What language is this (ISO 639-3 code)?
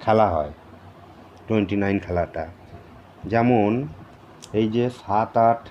hin